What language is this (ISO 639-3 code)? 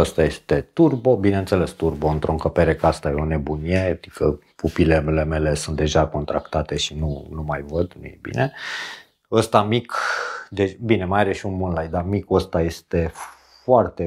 ron